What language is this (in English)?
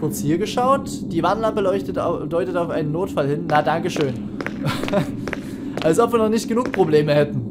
German